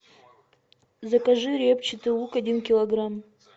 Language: Russian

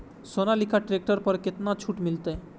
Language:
Maithili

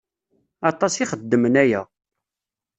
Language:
Kabyle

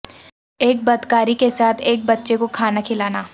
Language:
Urdu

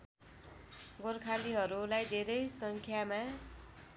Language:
Nepali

